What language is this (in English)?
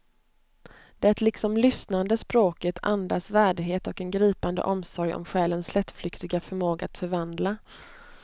Swedish